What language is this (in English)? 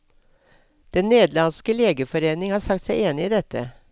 Norwegian